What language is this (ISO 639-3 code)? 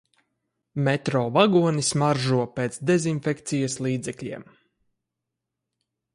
lav